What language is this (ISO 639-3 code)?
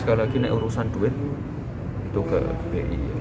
ind